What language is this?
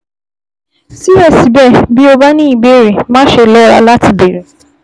Yoruba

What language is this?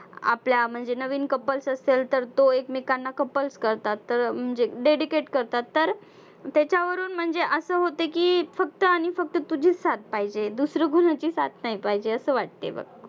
Marathi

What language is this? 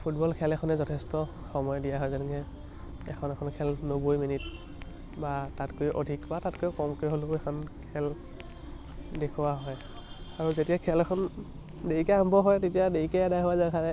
Assamese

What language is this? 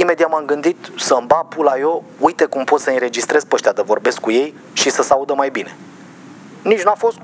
Romanian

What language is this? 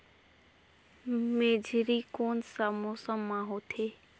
Chhattisgarhi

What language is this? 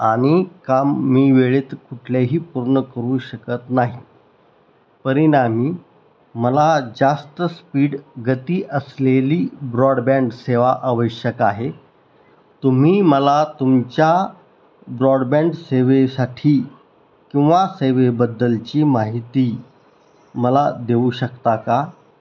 Marathi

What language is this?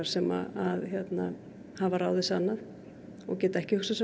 Icelandic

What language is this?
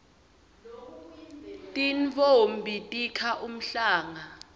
Swati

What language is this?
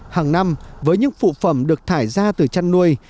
Vietnamese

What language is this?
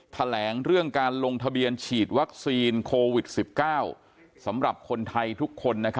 Thai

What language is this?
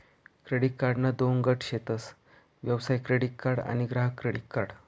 Marathi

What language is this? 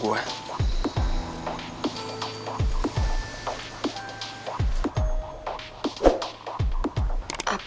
Indonesian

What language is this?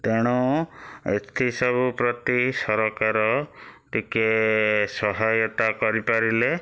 Odia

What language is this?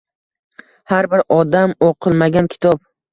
Uzbek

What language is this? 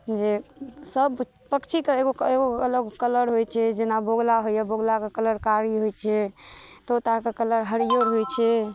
Maithili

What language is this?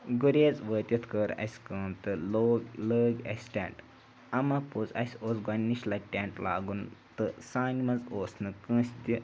Kashmiri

